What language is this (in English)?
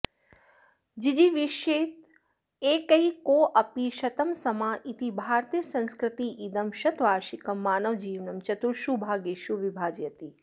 Sanskrit